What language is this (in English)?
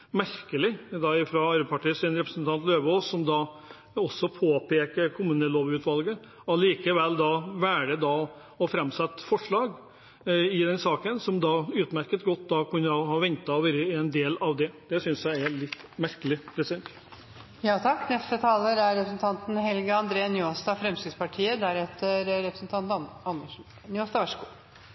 Norwegian